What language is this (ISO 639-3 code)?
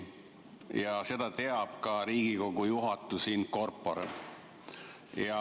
est